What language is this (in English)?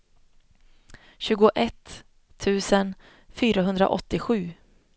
Swedish